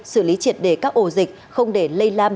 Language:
Vietnamese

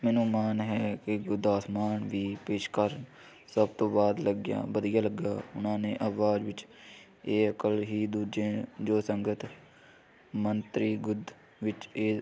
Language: Punjabi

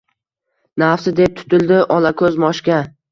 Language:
Uzbek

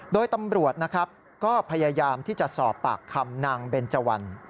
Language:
Thai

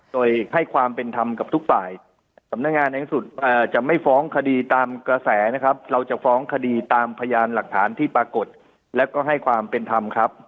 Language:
Thai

